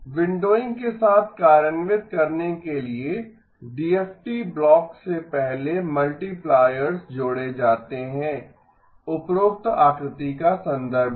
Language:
Hindi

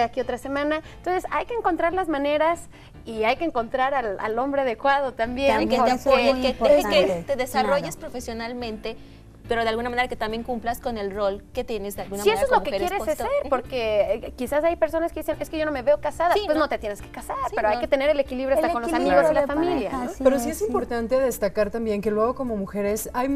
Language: Spanish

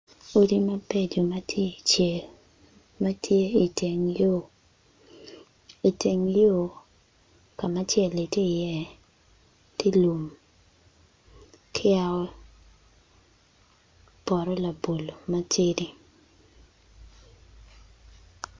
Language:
Acoli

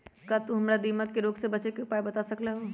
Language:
Magahi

